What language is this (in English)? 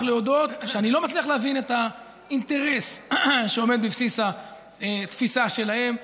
Hebrew